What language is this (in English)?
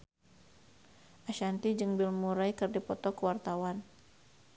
Sundanese